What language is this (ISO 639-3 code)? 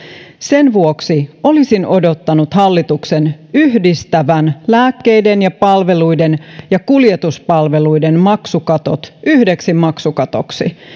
fin